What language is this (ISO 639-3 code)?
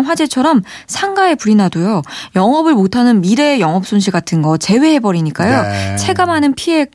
kor